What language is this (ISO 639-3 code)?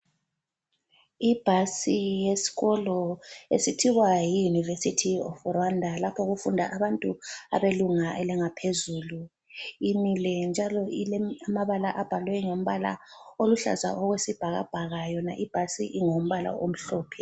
nde